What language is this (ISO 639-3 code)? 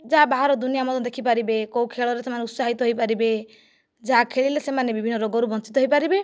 ori